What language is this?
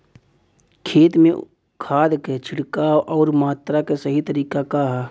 Bhojpuri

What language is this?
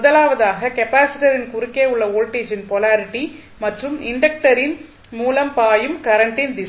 Tamil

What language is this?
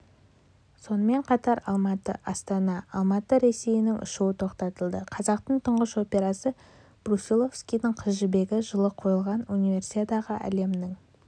Kazakh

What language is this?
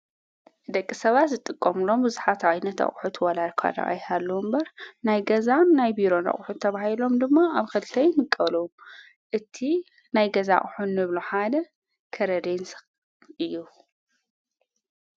Tigrinya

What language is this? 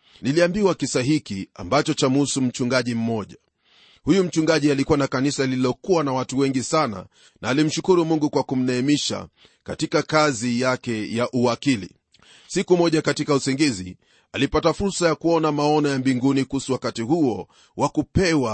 Swahili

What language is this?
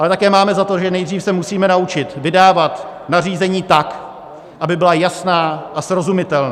Czech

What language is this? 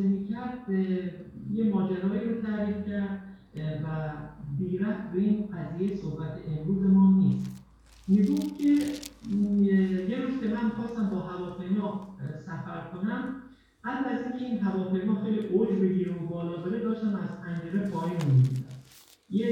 Persian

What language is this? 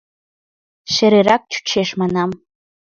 Mari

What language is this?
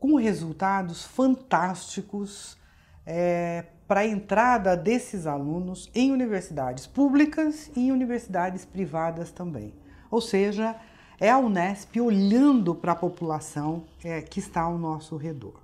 Portuguese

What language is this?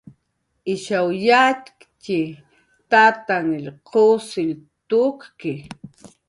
Jaqaru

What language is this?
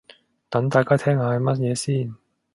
Cantonese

